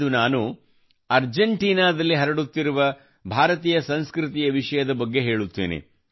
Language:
Kannada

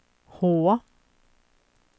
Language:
Swedish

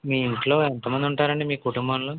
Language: Telugu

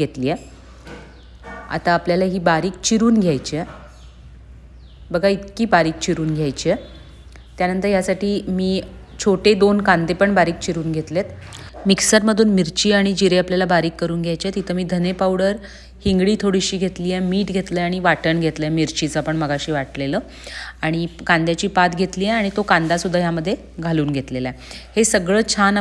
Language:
Marathi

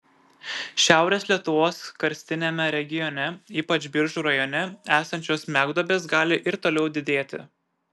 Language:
Lithuanian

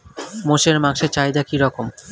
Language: Bangla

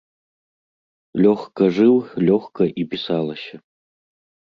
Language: Belarusian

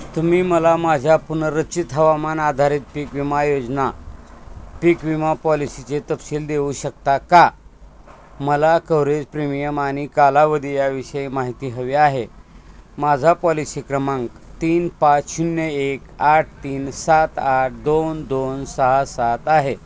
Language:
Marathi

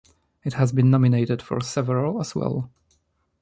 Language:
English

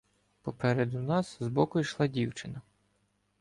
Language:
Ukrainian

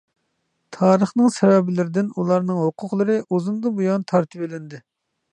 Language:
Uyghur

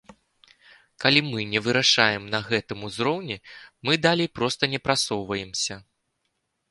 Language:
Belarusian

